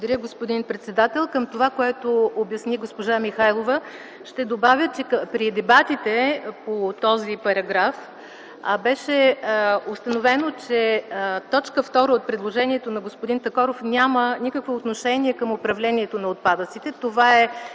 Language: Bulgarian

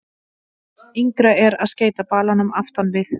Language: Icelandic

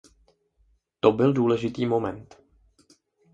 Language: Czech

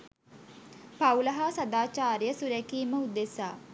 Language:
Sinhala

